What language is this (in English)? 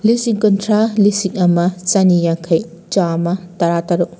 Manipuri